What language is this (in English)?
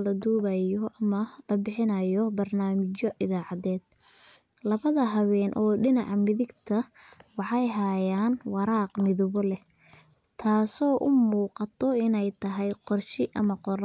Somali